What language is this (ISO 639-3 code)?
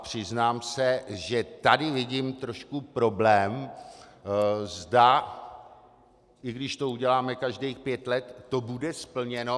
ces